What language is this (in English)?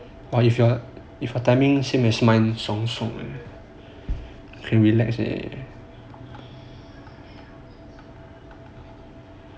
English